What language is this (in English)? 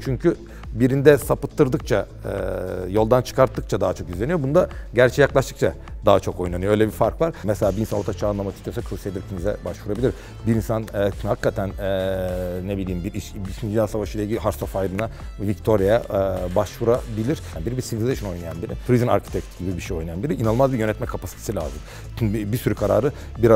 Turkish